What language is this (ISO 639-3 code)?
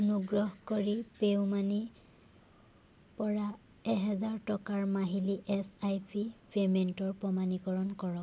asm